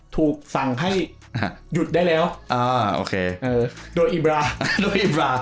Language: Thai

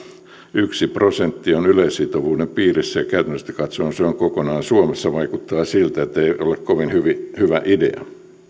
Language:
Finnish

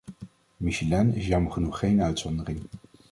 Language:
Dutch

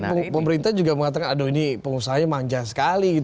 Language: Indonesian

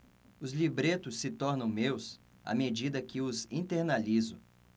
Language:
Portuguese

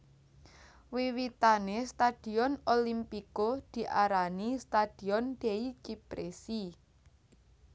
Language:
Javanese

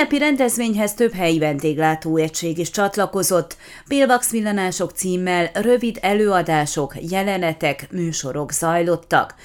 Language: Hungarian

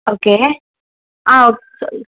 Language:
Tamil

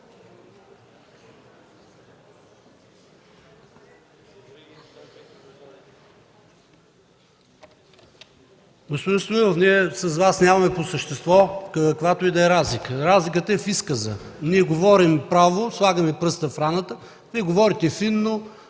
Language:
Bulgarian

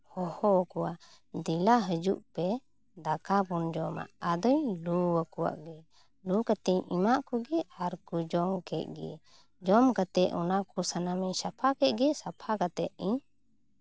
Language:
Santali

